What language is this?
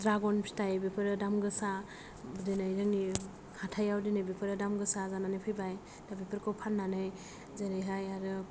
Bodo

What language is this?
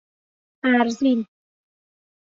Persian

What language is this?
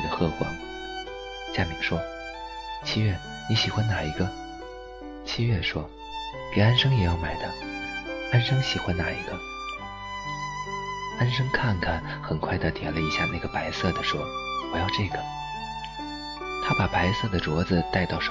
Chinese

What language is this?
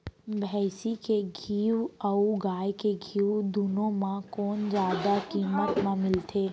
Chhattisgarhi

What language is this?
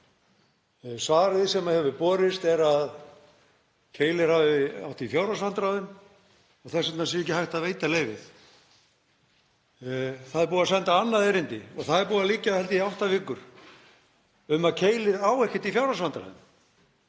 Icelandic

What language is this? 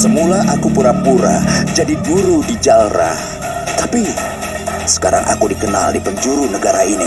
Indonesian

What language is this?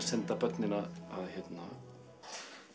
Icelandic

